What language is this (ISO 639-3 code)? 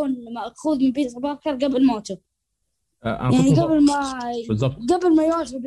ara